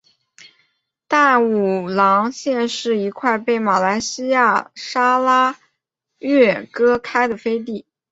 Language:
Chinese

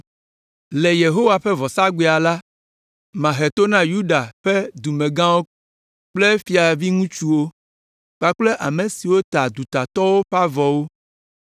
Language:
Ewe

